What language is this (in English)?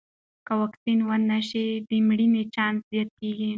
Pashto